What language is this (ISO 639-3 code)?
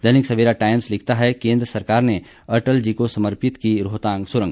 hin